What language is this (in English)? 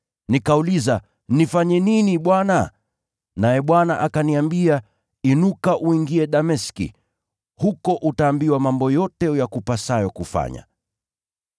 Swahili